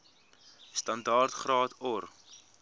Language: Afrikaans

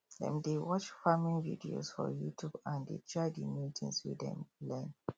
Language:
Nigerian Pidgin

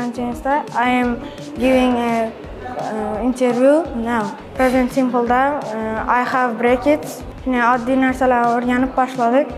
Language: Romanian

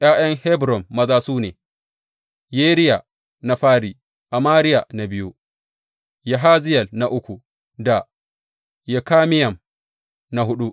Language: Hausa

